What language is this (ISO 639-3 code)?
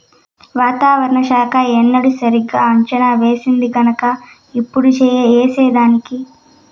tel